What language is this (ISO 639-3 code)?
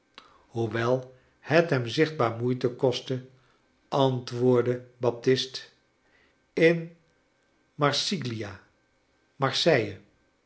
nld